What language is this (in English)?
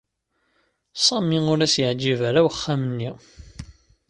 Kabyle